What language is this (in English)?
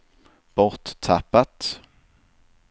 Swedish